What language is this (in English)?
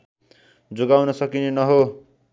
Nepali